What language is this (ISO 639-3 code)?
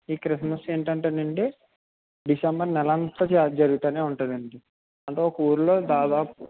tel